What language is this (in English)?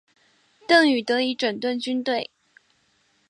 Chinese